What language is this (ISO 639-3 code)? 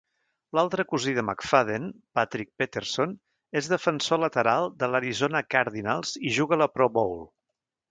cat